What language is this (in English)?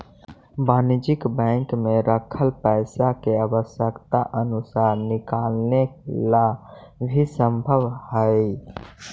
Magahi